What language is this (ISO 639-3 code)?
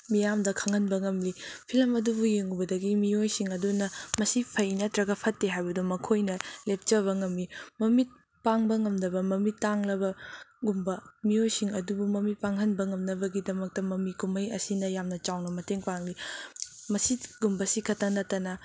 mni